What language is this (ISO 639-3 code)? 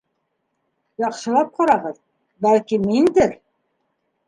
bak